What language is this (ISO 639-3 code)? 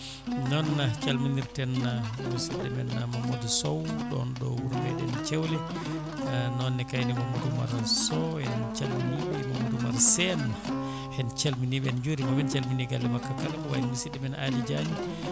ful